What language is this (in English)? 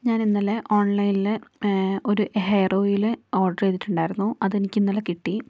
Malayalam